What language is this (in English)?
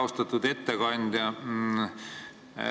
Estonian